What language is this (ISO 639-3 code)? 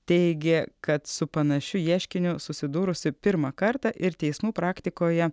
lit